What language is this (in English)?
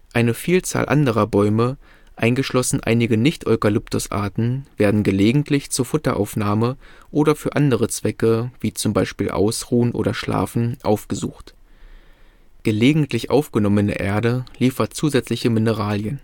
German